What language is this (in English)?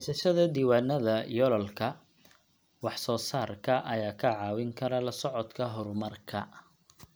Somali